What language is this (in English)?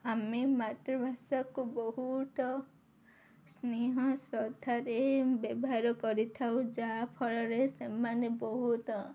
Odia